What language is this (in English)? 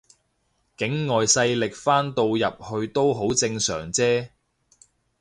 Cantonese